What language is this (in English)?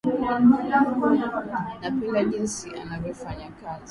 Swahili